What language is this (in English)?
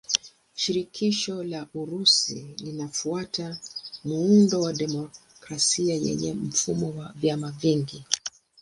Swahili